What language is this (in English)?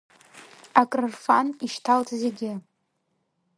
Abkhazian